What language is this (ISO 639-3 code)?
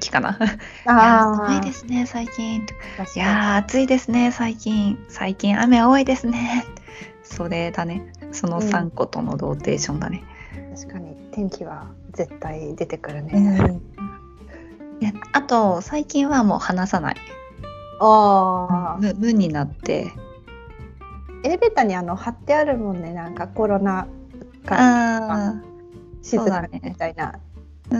jpn